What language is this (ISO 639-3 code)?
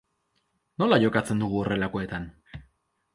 eus